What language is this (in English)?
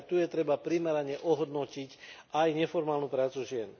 Slovak